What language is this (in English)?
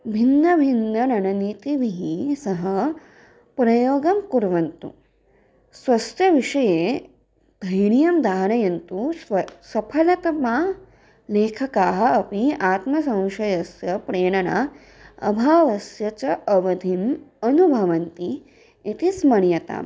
Sanskrit